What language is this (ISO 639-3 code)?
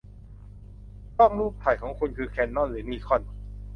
tha